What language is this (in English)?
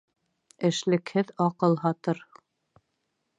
Bashkir